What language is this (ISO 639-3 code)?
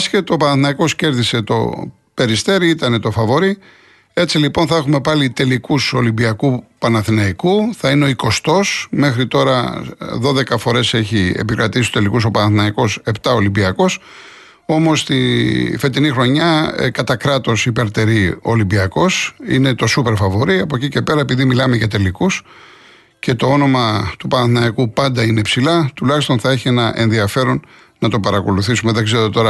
ell